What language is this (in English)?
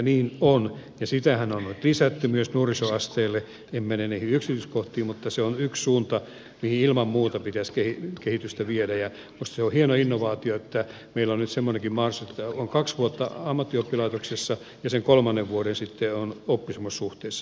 Finnish